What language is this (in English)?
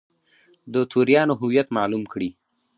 Pashto